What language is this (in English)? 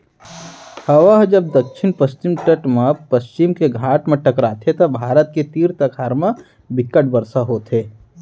Chhattisgarhi